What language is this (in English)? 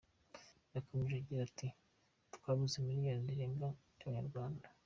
Kinyarwanda